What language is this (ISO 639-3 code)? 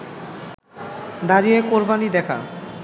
ben